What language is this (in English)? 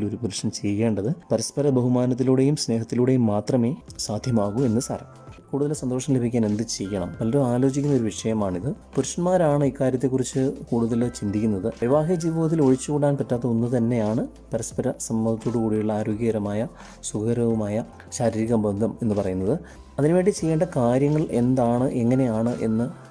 Malayalam